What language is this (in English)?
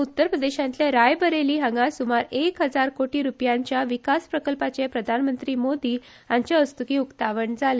Konkani